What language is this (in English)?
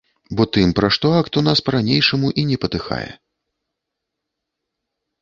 Belarusian